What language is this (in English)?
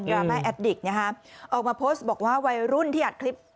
Thai